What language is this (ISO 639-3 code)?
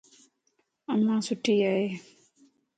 lss